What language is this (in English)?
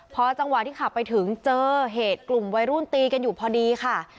Thai